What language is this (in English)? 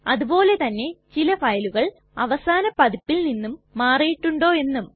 Malayalam